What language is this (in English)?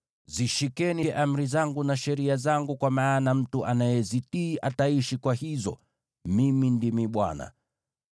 Swahili